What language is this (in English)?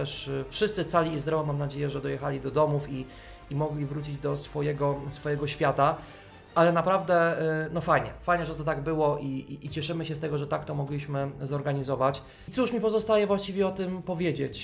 Polish